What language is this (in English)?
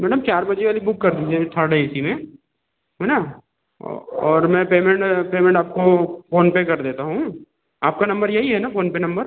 Hindi